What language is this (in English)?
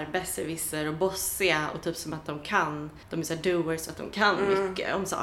Swedish